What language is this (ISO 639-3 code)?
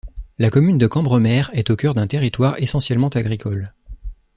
fra